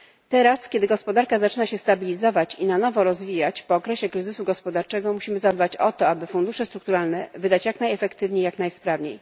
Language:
Polish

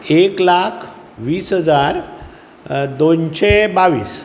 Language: Konkani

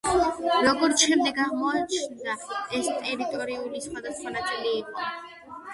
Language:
Georgian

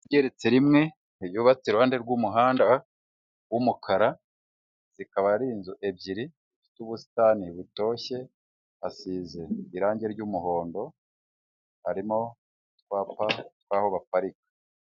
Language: Kinyarwanda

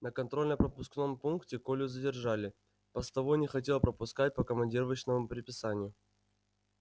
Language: Russian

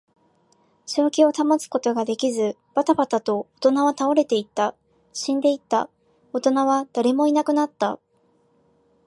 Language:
Japanese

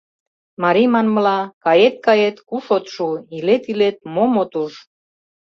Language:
Mari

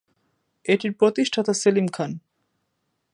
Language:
Bangla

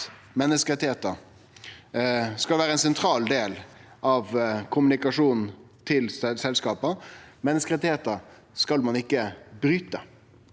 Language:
Norwegian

